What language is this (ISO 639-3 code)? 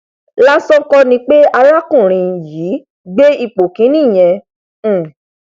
yor